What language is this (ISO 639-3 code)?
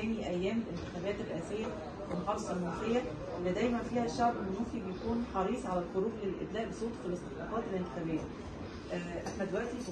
ara